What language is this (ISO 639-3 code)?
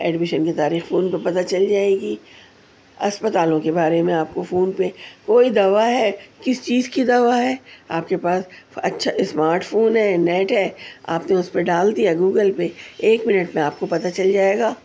urd